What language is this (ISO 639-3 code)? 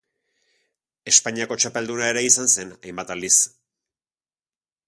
eus